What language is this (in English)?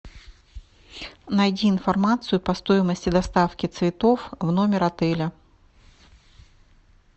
Russian